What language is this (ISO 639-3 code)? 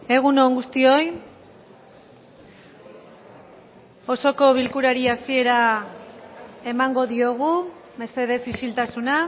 eus